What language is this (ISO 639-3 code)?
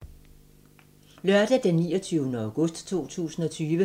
dan